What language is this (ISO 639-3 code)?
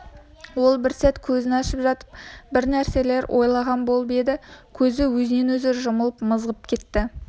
kaz